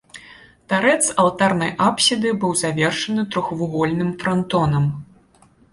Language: Belarusian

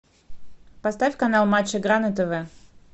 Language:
Russian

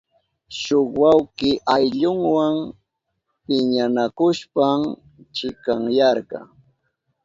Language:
Southern Pastaza Quechua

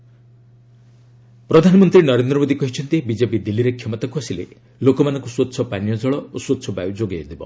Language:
Odia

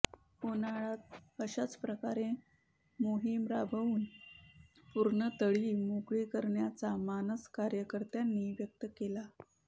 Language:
Marathi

